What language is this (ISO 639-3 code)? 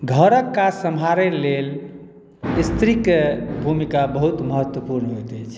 mai